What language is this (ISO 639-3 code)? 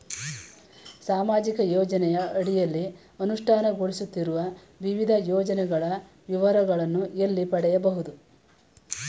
kan